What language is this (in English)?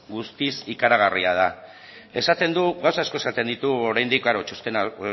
Basque